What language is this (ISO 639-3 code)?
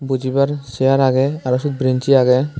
ccp